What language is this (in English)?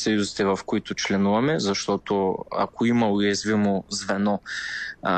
Bulgarian